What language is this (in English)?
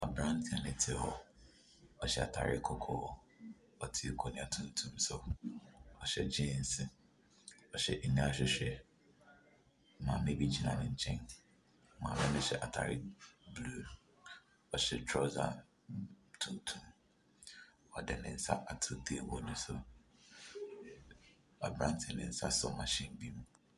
Akan